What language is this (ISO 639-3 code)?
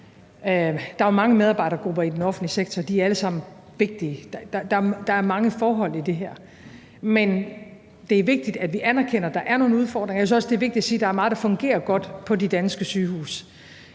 dan